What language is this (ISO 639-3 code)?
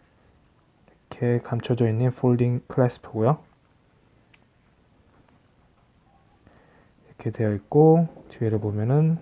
kor